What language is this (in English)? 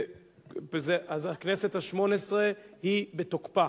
Hebrew